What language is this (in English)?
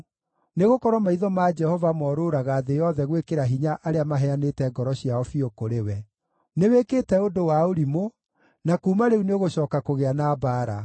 Kikuyu